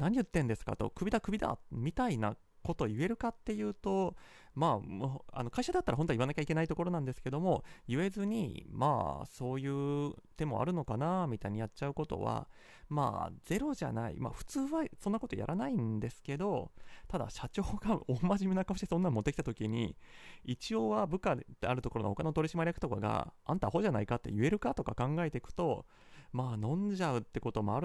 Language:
Japanese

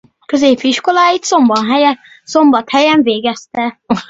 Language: Hungarian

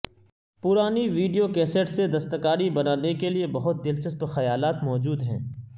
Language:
Urdu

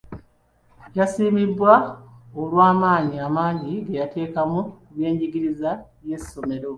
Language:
Ganda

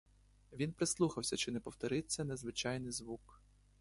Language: Ukrainian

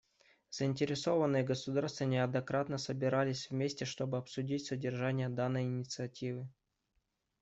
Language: Russian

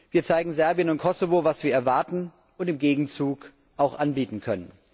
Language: German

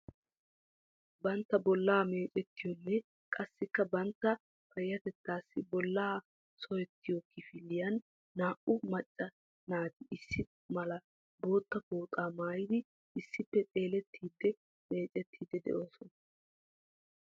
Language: Wolaytta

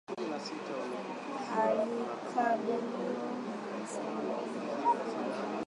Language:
Swahili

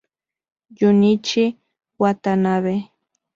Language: Spanish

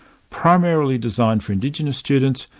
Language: English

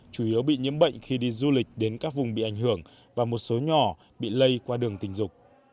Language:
Vietnamese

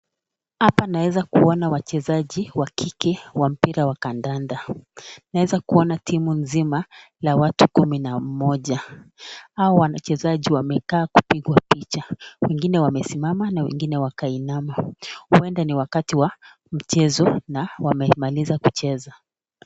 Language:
Swahili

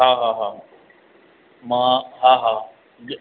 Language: Sindhi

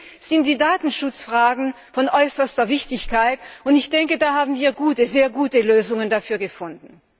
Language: German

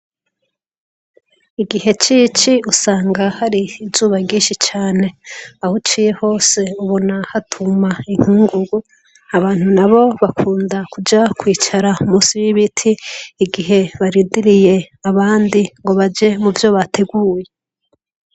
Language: Rundi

